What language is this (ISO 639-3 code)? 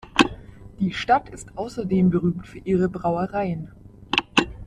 deu